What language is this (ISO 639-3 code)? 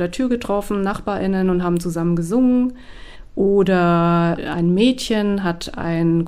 deu